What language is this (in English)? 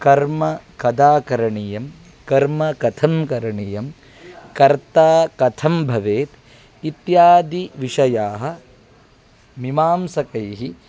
Sanskrit